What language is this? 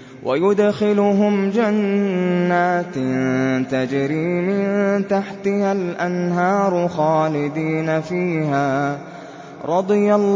Arabic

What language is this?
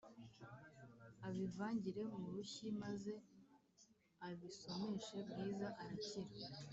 Kinyarwanda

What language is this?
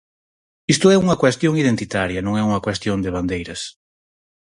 Galician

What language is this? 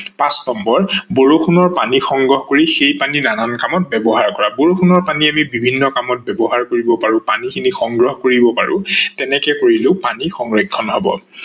Assamese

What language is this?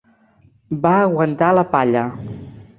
Catalan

